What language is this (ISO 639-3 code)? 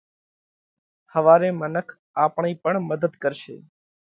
kvx